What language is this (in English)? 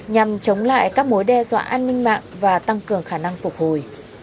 Vietnamese